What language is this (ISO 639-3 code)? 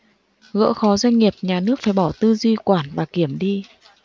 vie